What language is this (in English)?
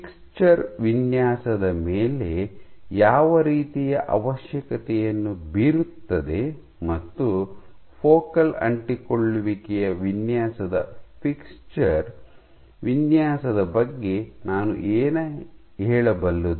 Kannada